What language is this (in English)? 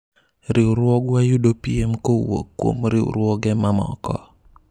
Luo (Kenya and Tanzania)